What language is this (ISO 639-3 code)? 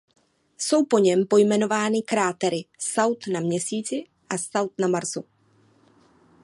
ces